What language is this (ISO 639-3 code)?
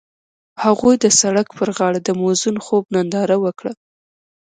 pus